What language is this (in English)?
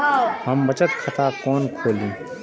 Maithili